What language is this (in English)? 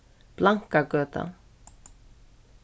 Faroese